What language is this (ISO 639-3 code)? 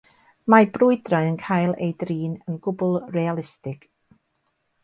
cym